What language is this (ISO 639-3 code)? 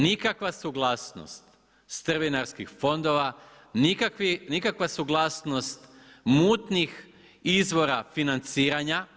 hrv